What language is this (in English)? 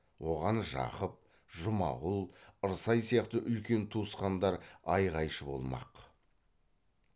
Kazakh